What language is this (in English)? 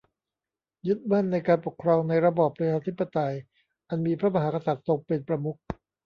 Thai